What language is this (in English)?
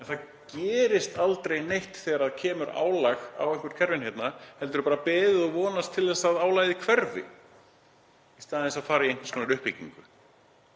Icelandic